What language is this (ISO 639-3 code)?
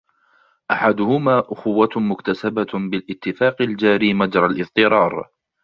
ara